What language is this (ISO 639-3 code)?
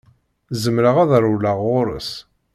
kab